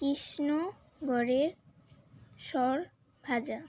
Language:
Bangla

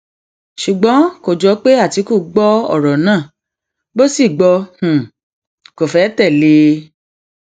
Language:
Yoruba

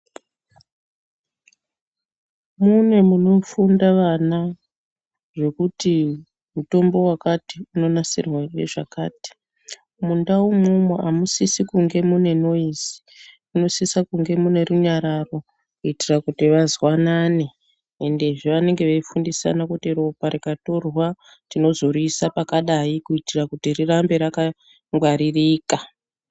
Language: Ndau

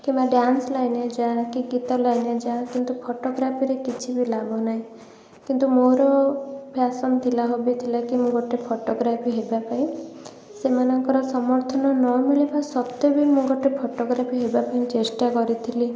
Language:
Odia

